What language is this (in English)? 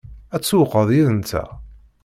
Kabyle